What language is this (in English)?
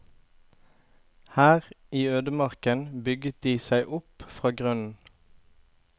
Norwegian